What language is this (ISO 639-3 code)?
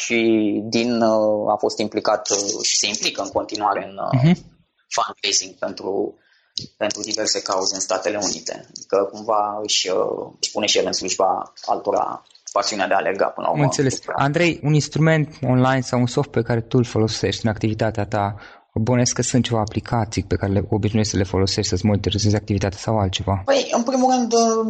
ron